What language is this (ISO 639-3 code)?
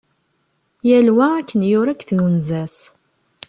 kab